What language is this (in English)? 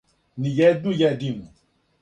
Serbian